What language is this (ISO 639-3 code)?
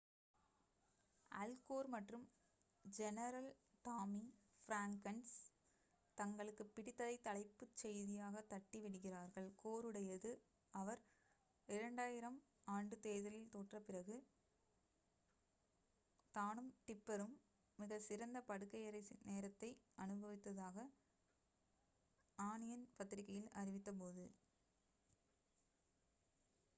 tam